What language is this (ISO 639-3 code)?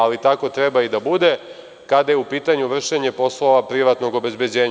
srp